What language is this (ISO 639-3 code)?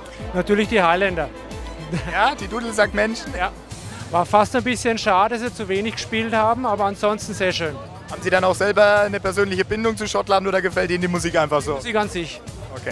deu